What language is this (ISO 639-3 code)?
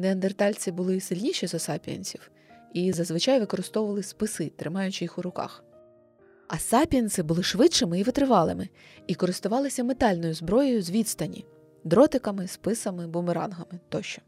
ukr